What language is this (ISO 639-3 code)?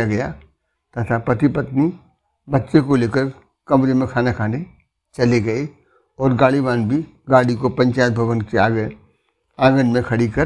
hin